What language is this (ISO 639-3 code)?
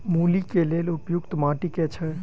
mai